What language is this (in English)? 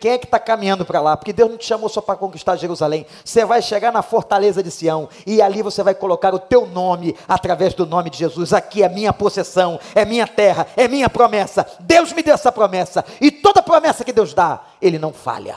Portuguese